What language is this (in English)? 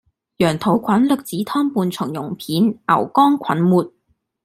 Cantonese